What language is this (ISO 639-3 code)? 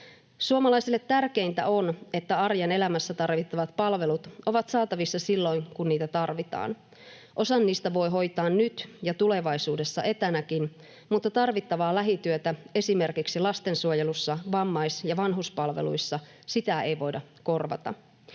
fin